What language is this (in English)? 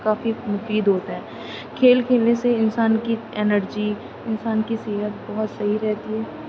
Urdu